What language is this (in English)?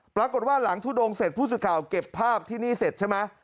Thai